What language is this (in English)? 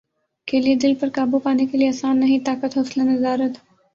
Urdu